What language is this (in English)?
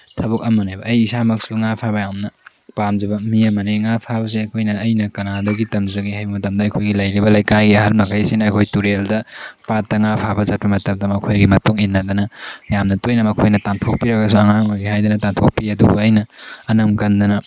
Manipuri